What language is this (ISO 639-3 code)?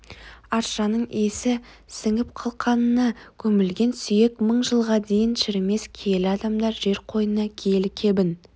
kaz